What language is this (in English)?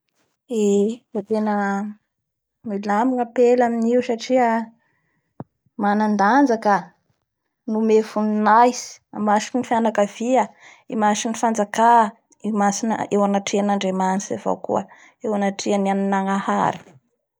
Bara Malagasy